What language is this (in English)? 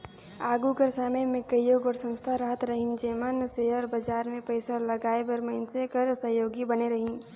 Chhattisgarhi